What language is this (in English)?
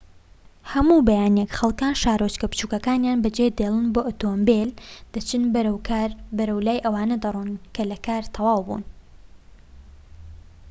Central Kurdish